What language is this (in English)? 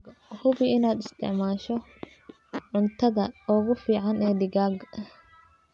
Somali